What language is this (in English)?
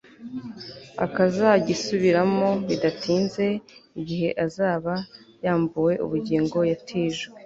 Kinyarwanda